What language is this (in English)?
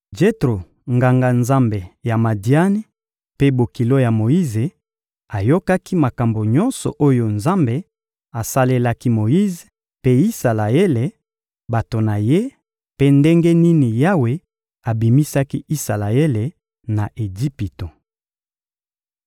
Lingala